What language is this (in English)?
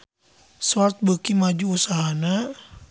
Sundanese